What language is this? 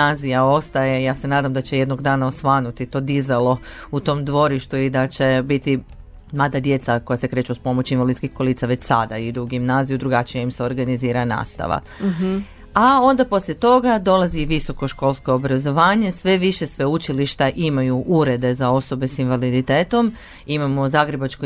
Croatian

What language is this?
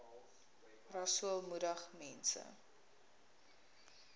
Afrikaans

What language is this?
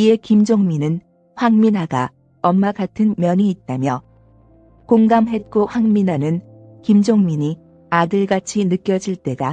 Korean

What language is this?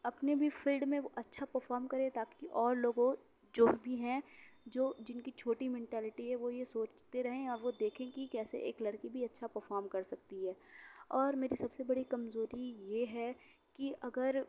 Urdu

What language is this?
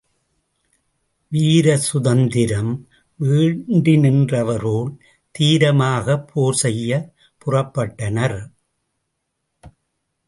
Tamil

